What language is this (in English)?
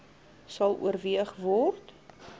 Afrikaans